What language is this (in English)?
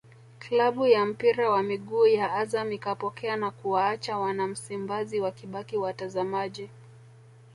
Swahili